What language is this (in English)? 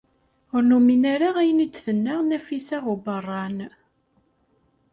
Kabyle